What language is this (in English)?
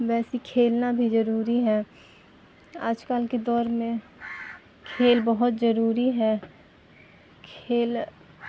Urdu